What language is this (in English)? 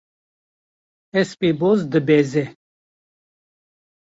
Kurdish